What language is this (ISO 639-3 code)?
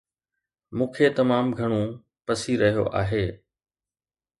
snd